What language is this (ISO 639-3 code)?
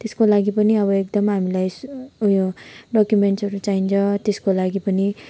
nep